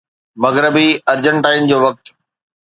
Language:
Sindhi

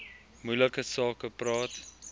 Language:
Afrikaans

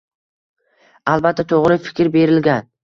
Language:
Uzbek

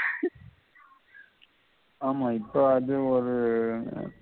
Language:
Tamil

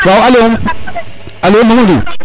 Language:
Serer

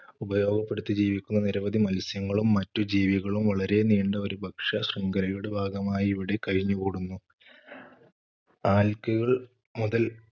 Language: Malayalam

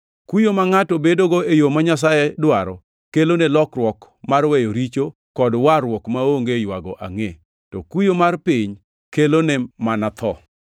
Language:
Luo (Kenya and Tanzania)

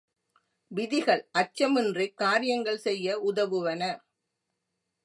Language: Tamil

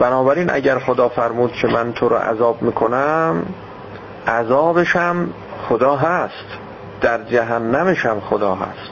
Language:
Persian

